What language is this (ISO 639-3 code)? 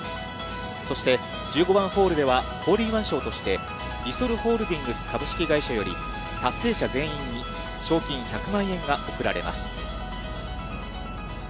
jpn